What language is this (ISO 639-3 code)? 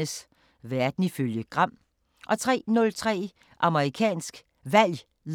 dan